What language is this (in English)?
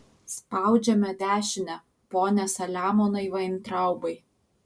Lithuanian